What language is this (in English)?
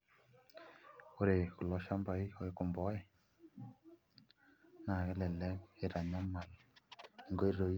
Masai